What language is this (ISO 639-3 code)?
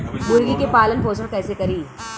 bho